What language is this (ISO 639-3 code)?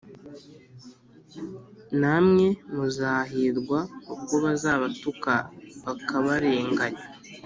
kin